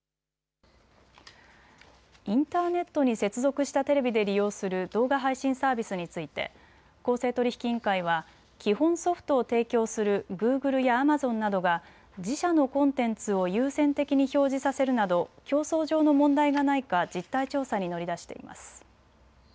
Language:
Japanese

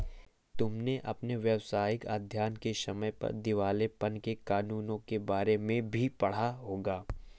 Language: Hindi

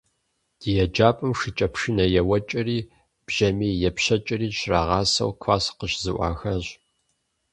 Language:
Kabardian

